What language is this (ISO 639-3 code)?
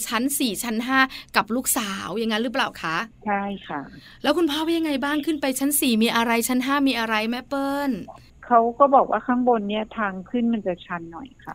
tha